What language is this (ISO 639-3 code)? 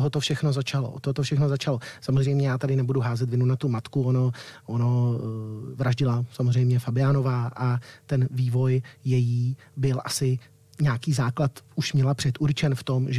ces